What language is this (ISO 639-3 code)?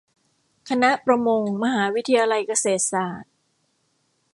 tha